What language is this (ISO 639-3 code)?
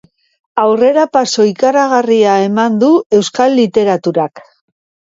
eus